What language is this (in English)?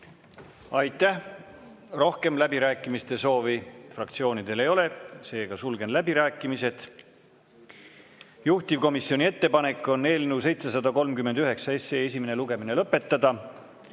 Estonian